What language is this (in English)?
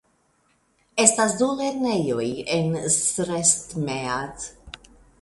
Esperanto